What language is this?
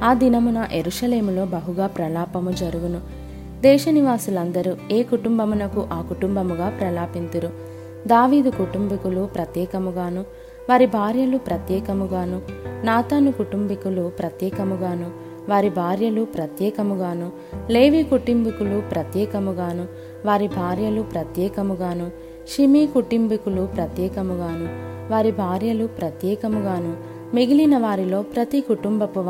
Telugu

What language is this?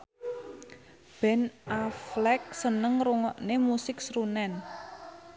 Javanese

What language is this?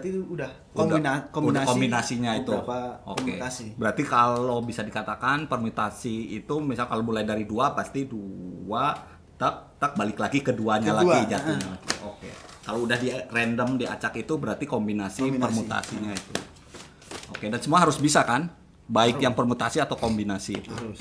Indonesian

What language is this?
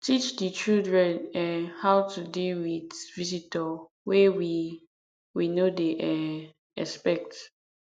Nigerian Pidgin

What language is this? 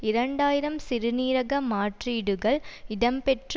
Tamil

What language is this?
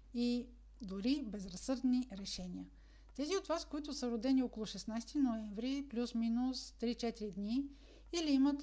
Bulgarian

